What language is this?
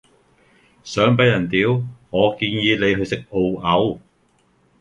Cantonese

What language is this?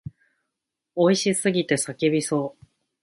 Japanese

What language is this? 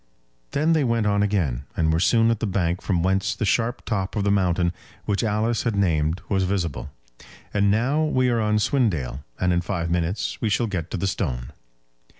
English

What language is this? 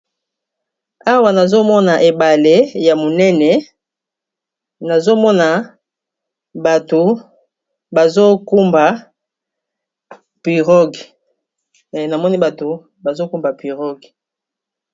Lingala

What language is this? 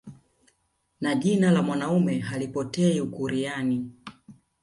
Swahili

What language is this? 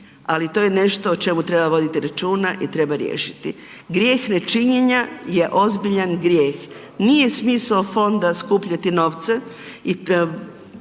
Croatian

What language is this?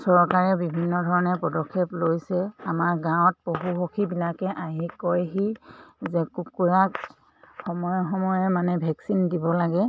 Assamese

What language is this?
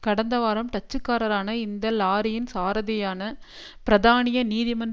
Tamil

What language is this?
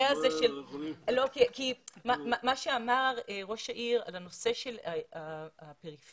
Hebrew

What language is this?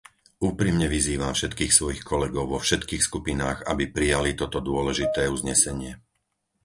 Slovak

